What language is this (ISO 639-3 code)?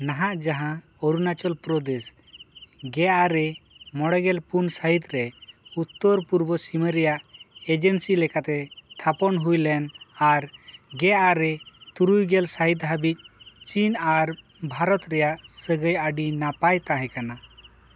sat